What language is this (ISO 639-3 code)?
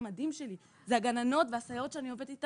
heb